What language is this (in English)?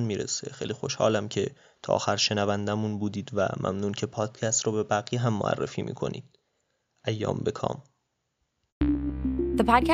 Persian